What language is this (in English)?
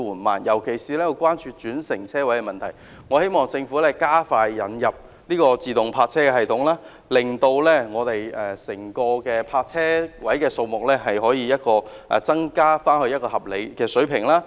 Cantonese